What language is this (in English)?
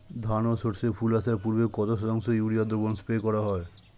Bangla